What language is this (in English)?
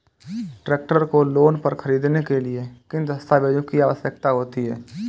Hindi